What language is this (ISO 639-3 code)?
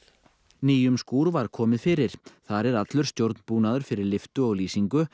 isl